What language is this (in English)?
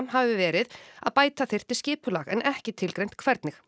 Icelandic